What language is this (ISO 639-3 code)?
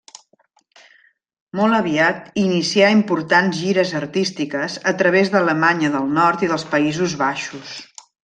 cat